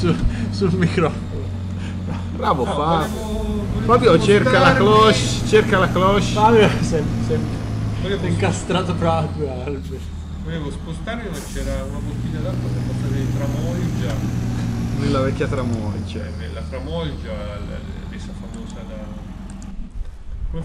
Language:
Italian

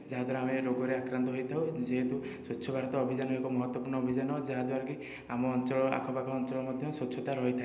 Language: Odia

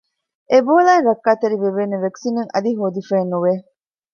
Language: Divehi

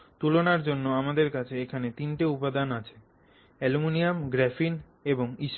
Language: Bangla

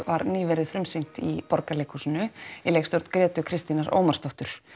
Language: Icelandic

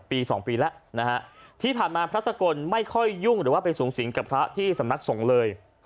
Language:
Thai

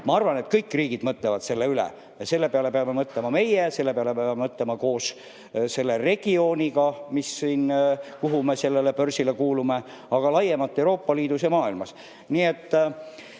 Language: Estonian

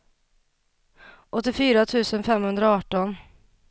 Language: Swedish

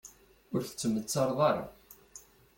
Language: Kabyle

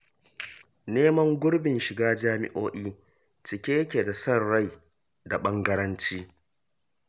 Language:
Hausa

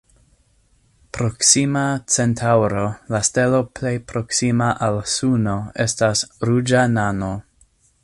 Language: Esperanto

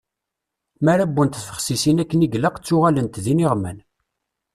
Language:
Kabyle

